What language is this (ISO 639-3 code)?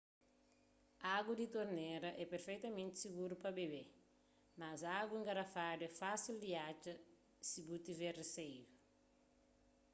kea